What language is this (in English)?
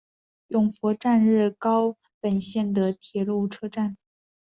Chinese